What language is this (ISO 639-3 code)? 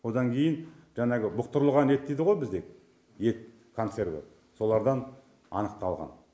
kaz